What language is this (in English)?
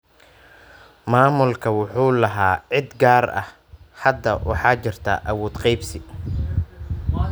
Somali